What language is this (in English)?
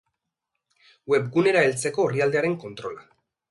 Basque